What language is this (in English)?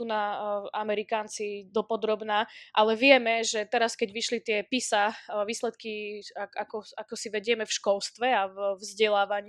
Slovak